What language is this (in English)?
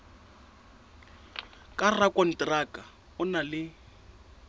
Southern Sotho